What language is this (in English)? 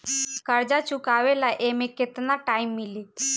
Bhojpuri